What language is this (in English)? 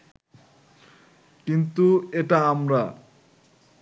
Bangla